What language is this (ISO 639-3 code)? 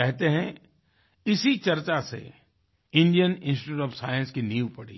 hin